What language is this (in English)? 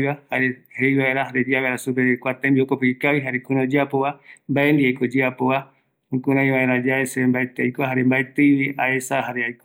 Eastern Bolivian Guaraní